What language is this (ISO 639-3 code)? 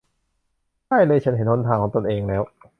tha